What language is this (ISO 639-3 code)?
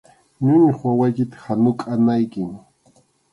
qxu